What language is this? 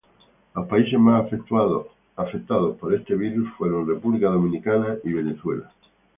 Spanish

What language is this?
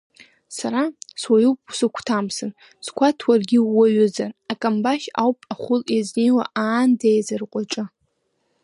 Abkhazian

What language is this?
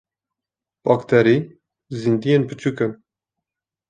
Kurdish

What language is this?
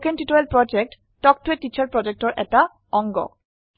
Assamese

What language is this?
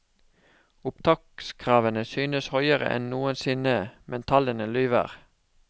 Norwegian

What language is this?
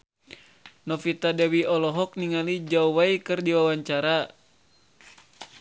Sundanese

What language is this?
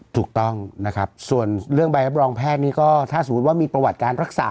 Thai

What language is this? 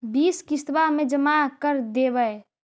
Magahi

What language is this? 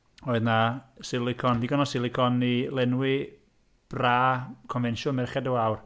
Welsh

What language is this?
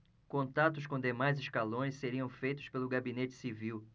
Portuguese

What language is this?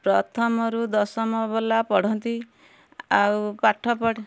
Odia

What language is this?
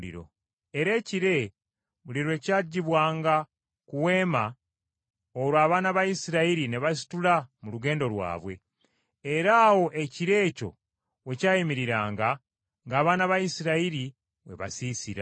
Ganda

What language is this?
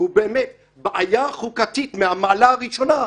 Hebrew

